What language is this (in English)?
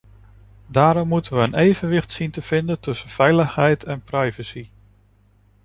Dutch